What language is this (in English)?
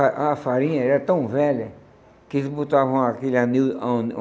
Portuguese